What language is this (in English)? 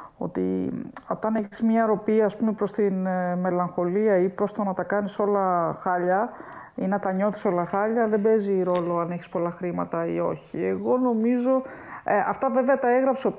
Greek